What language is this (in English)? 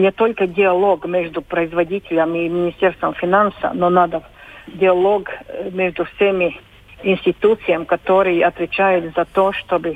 Russian